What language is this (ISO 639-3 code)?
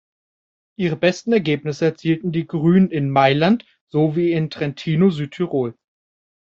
deu